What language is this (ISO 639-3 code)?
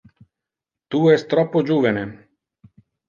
ina